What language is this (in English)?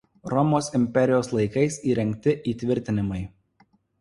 Lithuanian